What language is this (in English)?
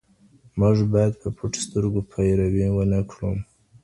Pashto